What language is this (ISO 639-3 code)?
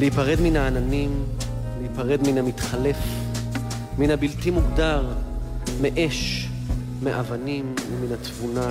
heb